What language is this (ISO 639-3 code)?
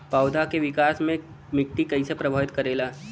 bho